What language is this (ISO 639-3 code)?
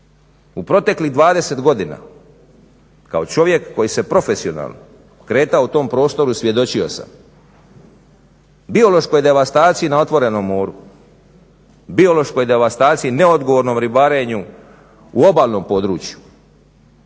hrv